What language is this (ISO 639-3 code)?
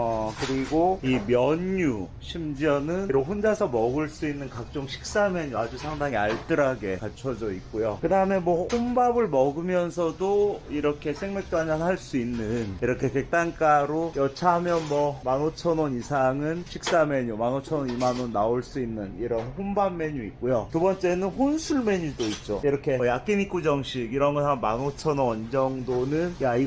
kor